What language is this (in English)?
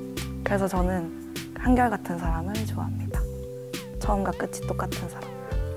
Korean